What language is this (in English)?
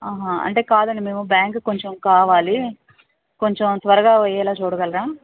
Telugu